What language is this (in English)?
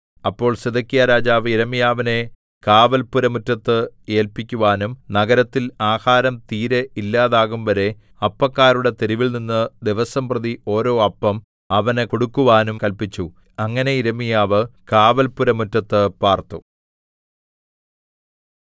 Malayalam